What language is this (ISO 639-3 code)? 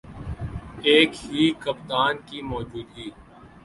urd